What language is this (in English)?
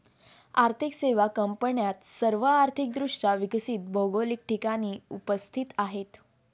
Marathi